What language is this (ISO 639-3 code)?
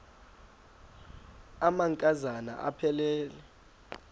xho